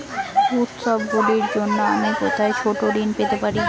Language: Bangla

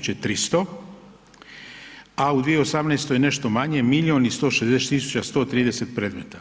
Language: Croatian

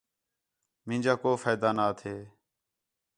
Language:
Khetrani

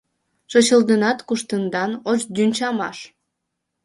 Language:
Mari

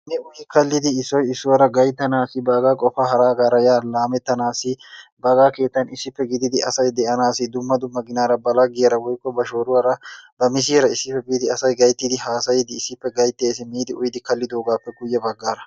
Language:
Wolaytta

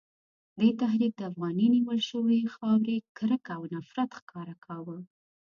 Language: Pashto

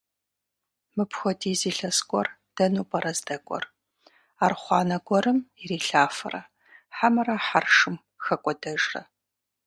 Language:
Kabardian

